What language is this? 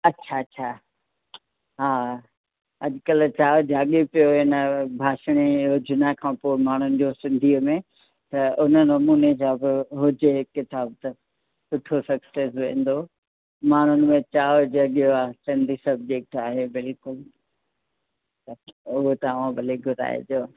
Sindhi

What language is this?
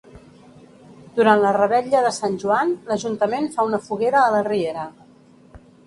Catalan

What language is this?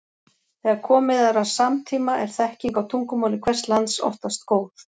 Icelandic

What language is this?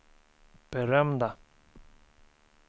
Swedish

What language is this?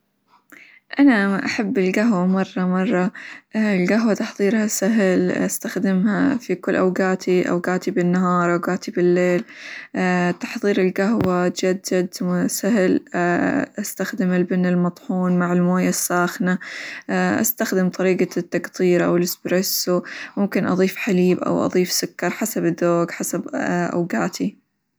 Hijazi Arabic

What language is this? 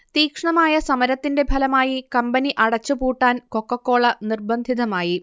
Malayalam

